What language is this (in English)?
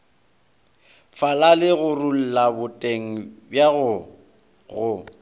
Northern Sotho